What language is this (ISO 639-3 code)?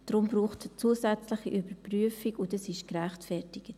gsw